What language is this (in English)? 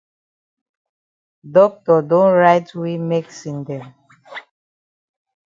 Cameroon Pidgin